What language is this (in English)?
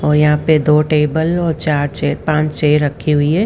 Hindi